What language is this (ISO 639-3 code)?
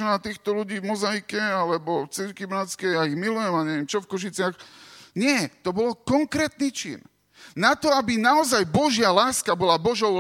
slk